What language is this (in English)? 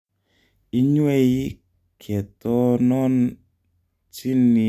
Kalenjin